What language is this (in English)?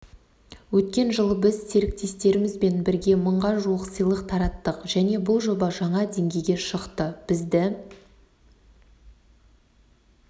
Kazakh